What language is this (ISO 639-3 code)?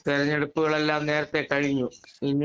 mal